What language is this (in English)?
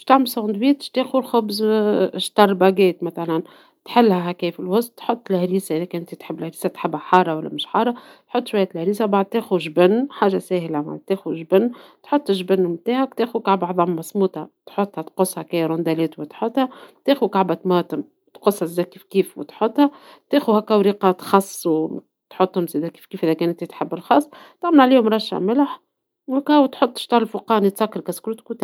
Tunisian Arabic